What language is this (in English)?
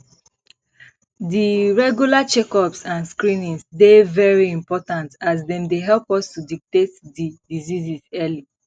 Nigerian Pidgin